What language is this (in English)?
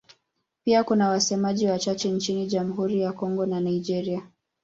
Swahili